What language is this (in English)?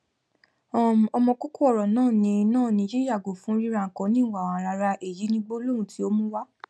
Yoruba